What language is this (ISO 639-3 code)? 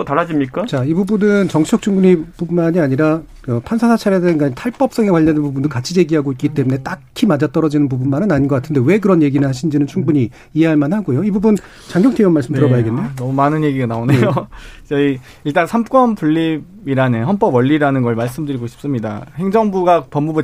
kor